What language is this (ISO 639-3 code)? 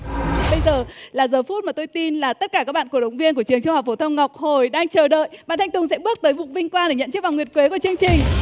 vie